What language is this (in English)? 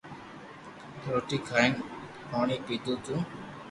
Loarki